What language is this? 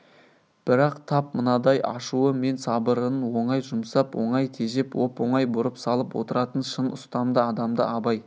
Kazakh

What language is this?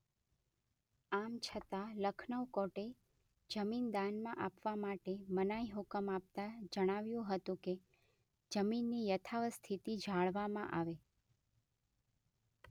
Gujarati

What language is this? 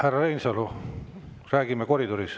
Estonian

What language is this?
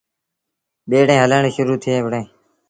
Sindhi Bhil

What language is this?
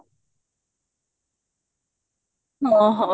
Odia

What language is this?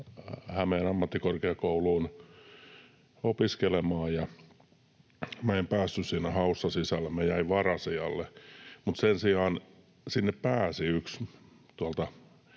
Finnish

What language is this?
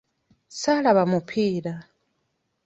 Ganda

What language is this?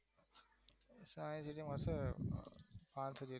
Gujarati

